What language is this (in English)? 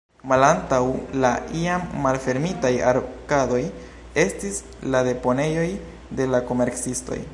Esperanto